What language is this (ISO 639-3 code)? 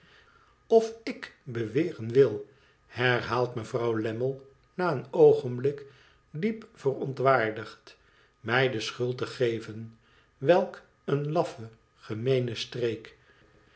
nld